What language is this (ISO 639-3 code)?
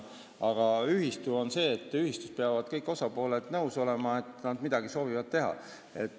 est